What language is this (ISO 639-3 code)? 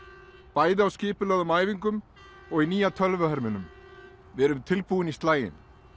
isl